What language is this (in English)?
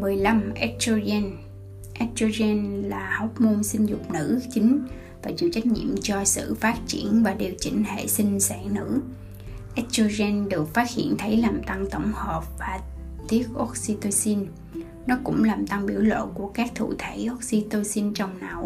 Vietnamese